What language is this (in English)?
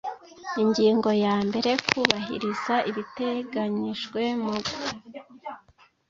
Kinyarwanda